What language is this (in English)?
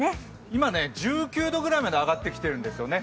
Japanese